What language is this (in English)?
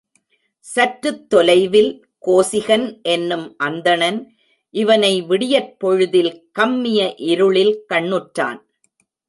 Tamil